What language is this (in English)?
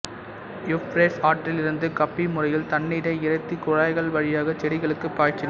Tamil